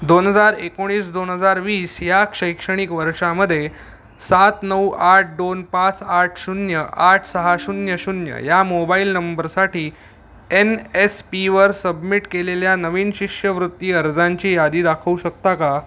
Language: Marathi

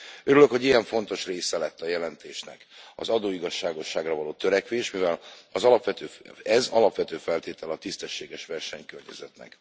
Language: Hungarian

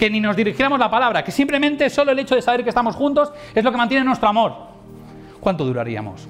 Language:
Spanish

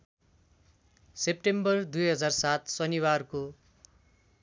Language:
Nepali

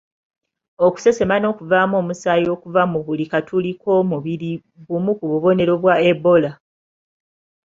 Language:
Ganda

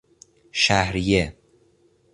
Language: Persian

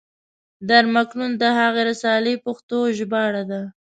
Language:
Pashto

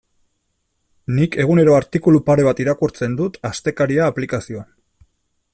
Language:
Basque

